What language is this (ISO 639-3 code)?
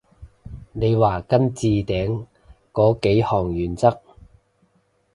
yue